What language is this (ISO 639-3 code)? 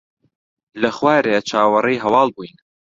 ckb